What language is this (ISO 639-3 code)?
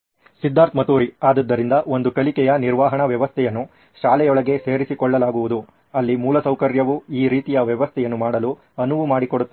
kan